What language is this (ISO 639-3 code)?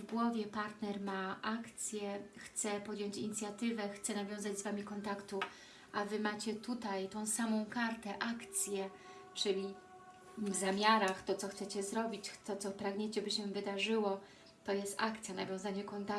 pol